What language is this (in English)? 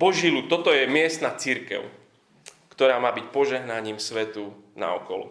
Slovak